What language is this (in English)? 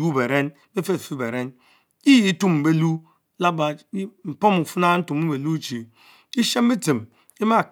Mbe